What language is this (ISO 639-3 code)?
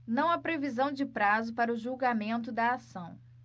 por